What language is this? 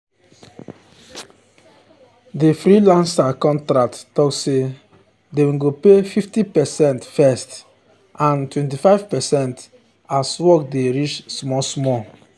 Nigerian Pidgin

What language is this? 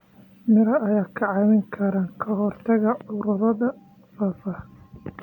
Somali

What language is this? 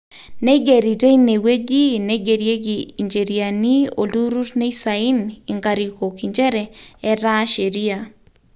Masai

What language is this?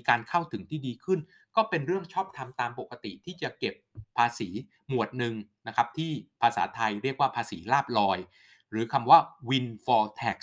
Thai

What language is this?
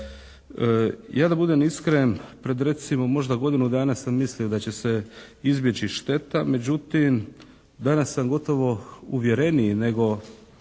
Croatian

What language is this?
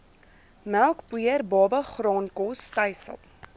Afrikaans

